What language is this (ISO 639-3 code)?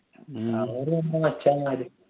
mal